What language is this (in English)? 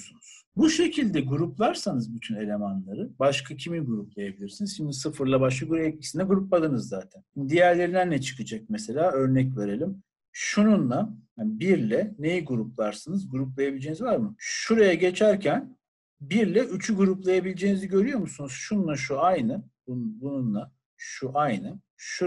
Turkish